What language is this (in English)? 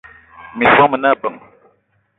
Eton (Cameroon)